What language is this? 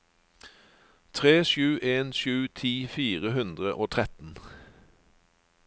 Norwegian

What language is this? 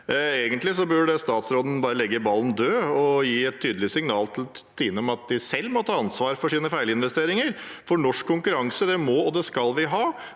Norwegian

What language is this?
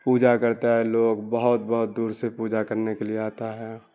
Urdu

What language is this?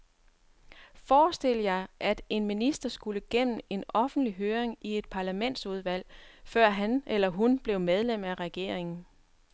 Danish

